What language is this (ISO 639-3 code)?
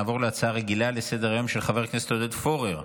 heb